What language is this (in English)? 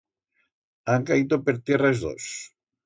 Aragonese